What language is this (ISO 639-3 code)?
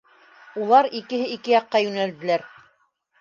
bak